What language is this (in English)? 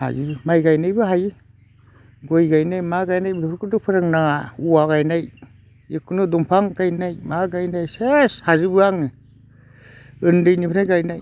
Bodo